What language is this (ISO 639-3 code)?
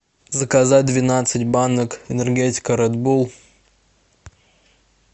rus